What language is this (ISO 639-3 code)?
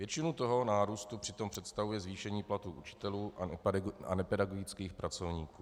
ces